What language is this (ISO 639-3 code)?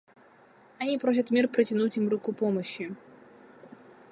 rus